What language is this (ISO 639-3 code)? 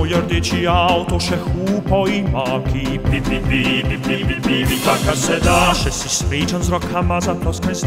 ron